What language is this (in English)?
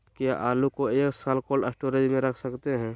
Magahi